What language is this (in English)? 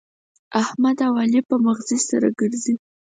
Pashto